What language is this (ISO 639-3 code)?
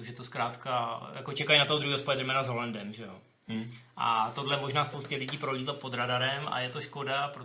ces